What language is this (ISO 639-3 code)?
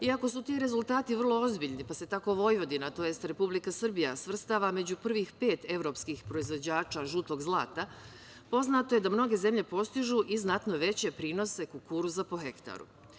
srp